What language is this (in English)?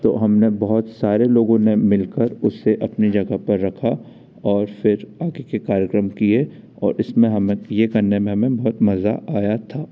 Hindi